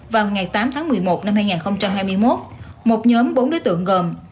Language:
Vietnamese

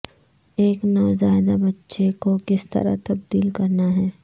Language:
Urdu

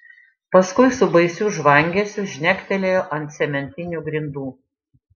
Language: Lithuanian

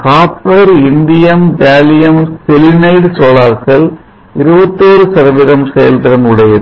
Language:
Tamil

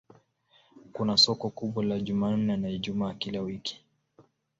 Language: Swahili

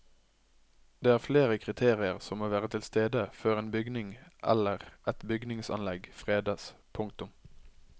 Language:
Norwegian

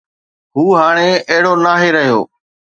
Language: Sindhi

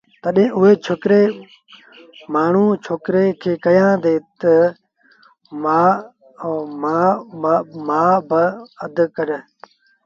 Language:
Sindhi Bhil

